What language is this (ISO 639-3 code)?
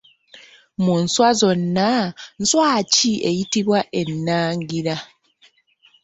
lug